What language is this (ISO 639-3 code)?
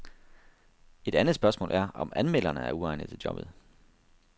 dan